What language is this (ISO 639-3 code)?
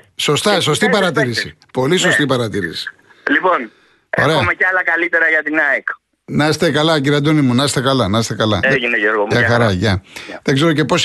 ell